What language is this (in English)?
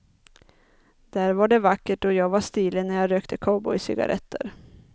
Swedish